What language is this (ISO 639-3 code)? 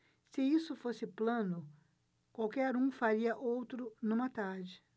por